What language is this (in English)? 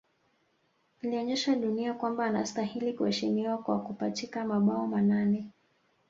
Swahili